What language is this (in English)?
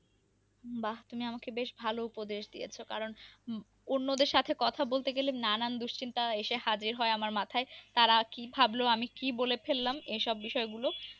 Bangla